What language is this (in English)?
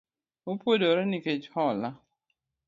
Luo (Kenya and Tanzania)